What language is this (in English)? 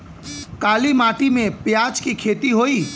Bhojpuri